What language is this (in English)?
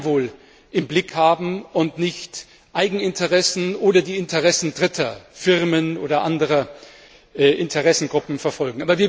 German